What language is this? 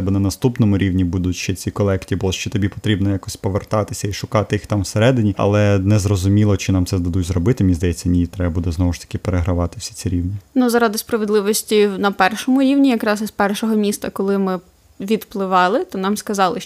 Ukrainian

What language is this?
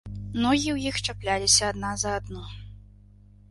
Belarusian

